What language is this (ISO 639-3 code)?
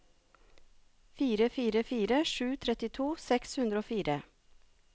nor